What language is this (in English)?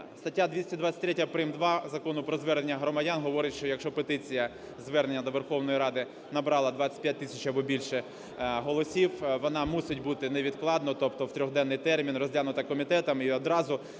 Ukrainian